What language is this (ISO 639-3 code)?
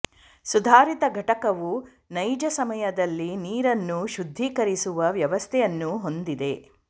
kan